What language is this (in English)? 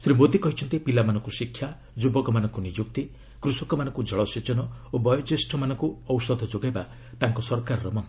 Odia